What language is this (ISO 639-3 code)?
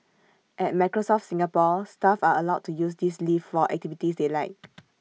eng